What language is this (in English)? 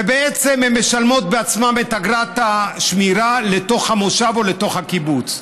Hebrew